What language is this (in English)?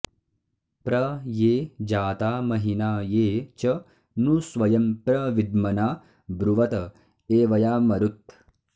Sanskrit